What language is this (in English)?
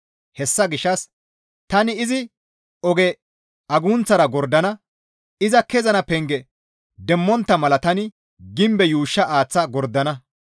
Gamo